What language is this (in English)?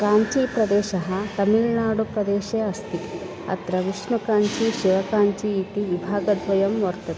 Sanskrit